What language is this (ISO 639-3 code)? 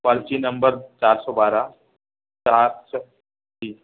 snd